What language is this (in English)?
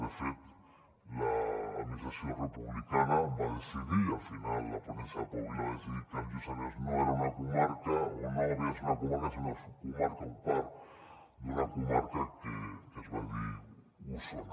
Catalan